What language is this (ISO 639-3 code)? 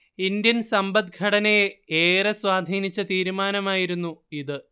mal